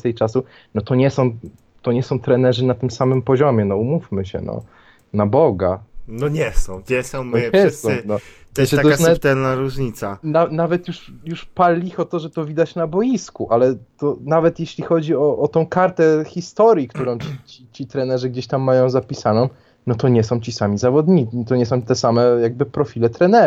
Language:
Polish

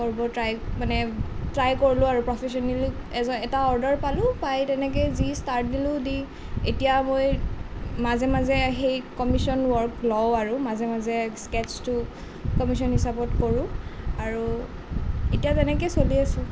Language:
Assamese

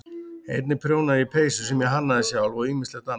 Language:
Icelandic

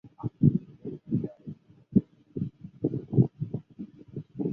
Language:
Chinese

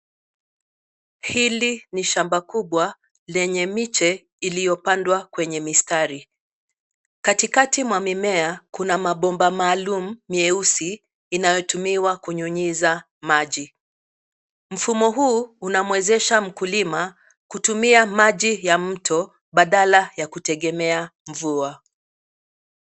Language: Swahili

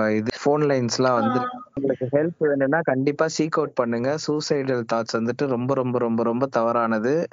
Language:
Tamil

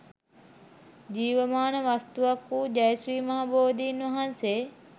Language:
Sinhala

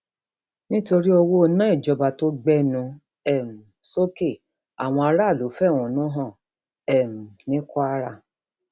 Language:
Yoruba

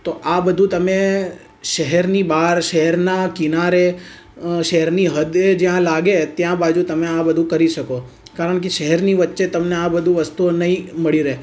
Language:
Gujarati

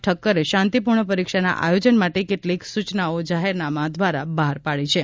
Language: Gujarati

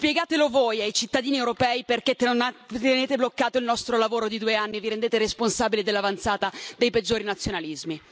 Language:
Italian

